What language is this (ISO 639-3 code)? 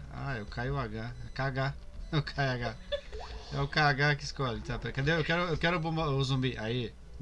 por